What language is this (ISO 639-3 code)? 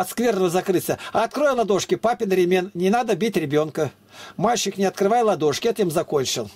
rus